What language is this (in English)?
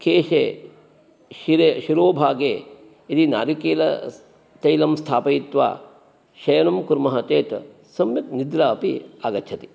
Sanskrit